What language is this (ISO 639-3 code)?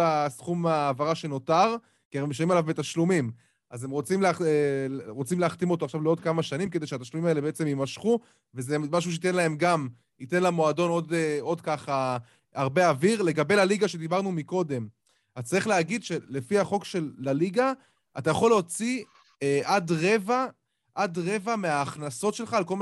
heb